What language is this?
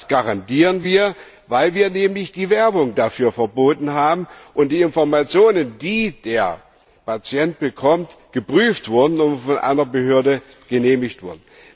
German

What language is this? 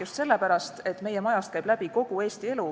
Estonian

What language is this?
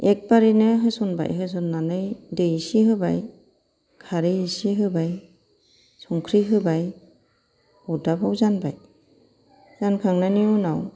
Bodo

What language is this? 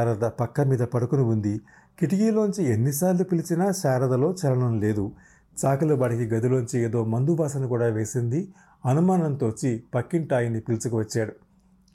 Telugu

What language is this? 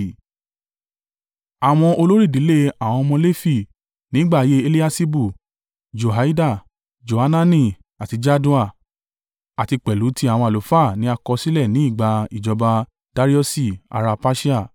Yoruba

